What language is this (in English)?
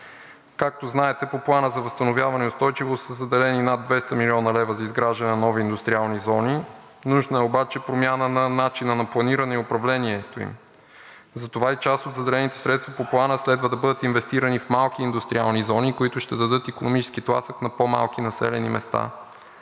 Bulgarian